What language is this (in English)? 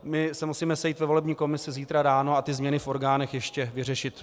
Czech